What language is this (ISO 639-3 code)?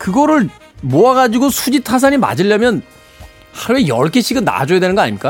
kor